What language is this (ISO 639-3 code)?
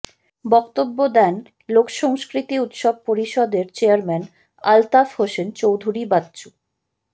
ben